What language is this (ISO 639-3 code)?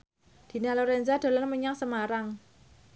jav